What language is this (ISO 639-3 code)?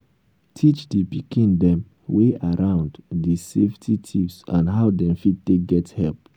pcm